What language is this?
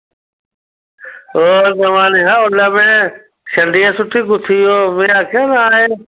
Dogri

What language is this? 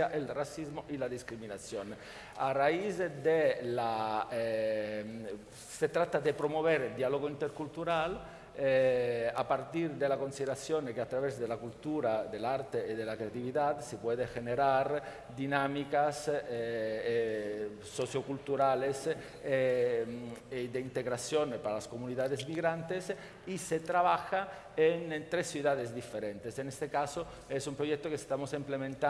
Spanish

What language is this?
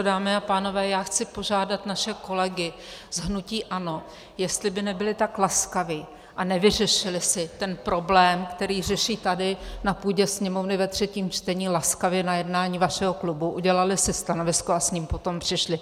Czech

